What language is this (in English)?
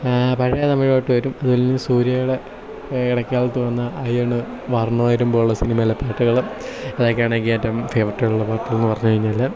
Malayalam